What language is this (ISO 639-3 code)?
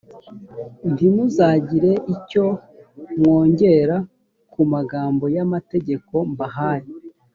kin